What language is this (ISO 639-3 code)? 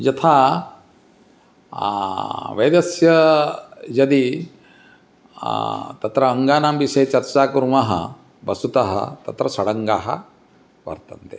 san